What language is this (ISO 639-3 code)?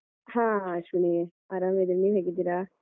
kan